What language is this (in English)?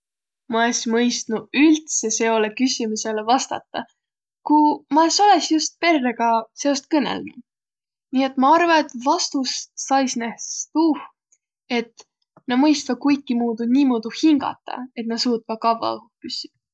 Võro